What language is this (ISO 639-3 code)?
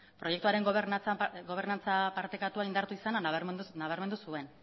eus